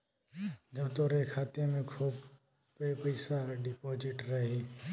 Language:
Bhojpuri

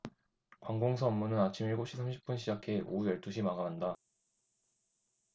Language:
Korean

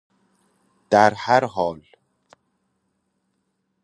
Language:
Persian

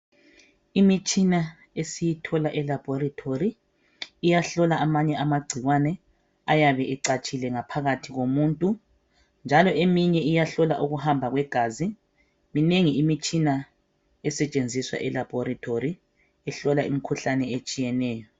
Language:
North Ndebele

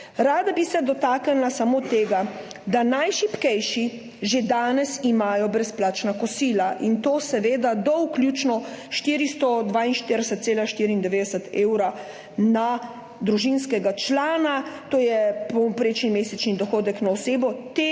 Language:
Slovenian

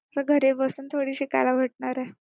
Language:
Marathi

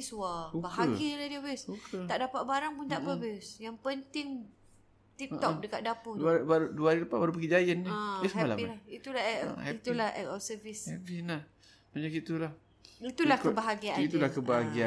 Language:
Malay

